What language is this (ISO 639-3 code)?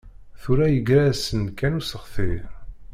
kab